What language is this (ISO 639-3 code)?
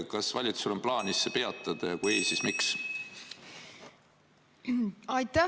est